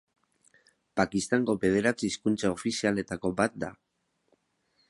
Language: Basque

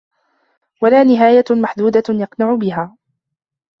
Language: Arabic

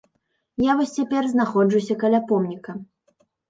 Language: Belarusian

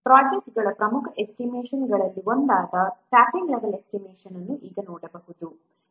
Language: Kannada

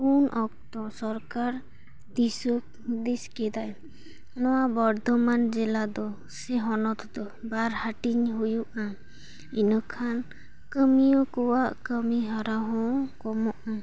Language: Santali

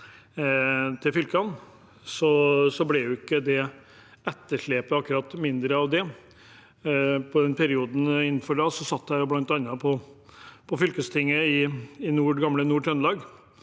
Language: Norwegian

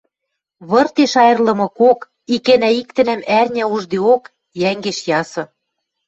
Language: Western Mari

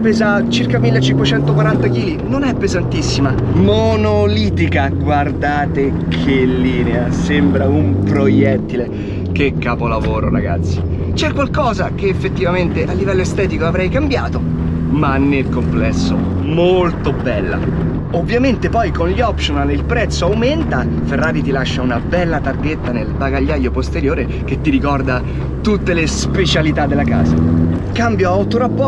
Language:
Italian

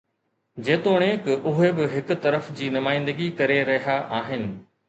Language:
Sindhi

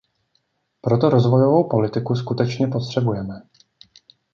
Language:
Czech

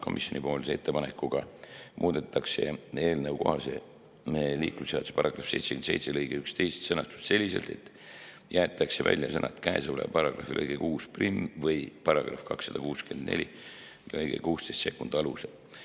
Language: Estonian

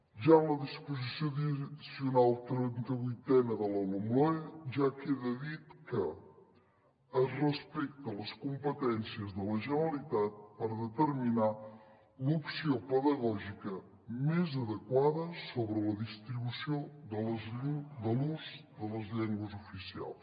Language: Catalan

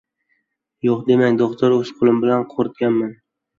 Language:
Uzbek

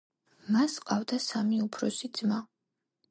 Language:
Georgian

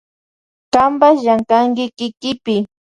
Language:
Loja Highland Quichua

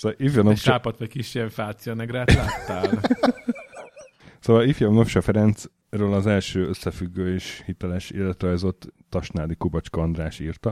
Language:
Hungarian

